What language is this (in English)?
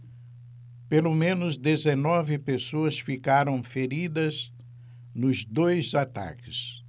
Portuguese